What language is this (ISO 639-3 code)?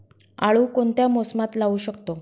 mar